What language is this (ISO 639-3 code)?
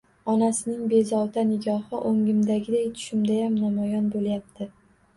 uzb